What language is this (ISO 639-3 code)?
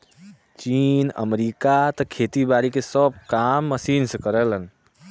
bho